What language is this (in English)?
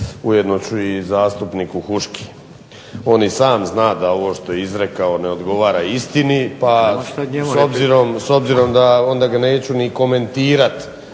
Croatian